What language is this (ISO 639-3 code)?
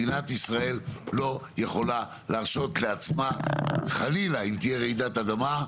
heb